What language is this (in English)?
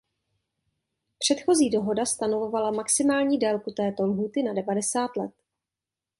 Czech